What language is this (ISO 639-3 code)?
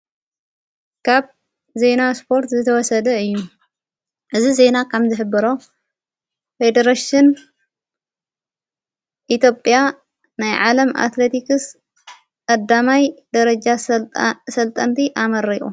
tir